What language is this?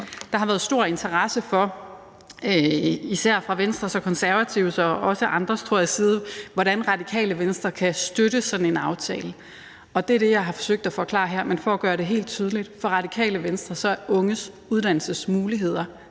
Danish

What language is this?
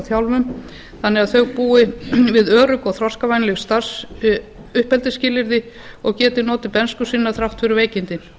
Icelandic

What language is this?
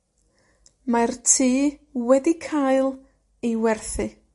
Welsh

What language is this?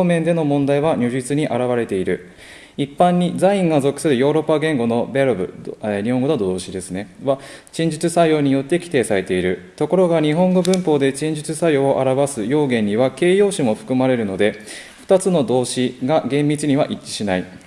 Japanese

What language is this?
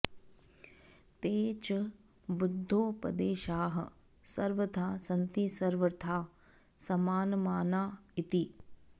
Sanskrit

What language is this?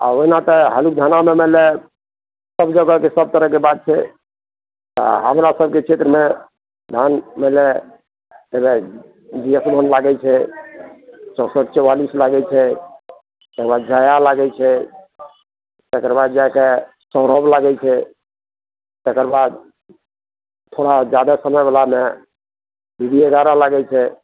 Maithili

